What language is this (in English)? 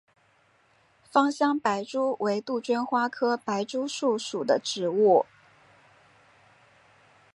Chinese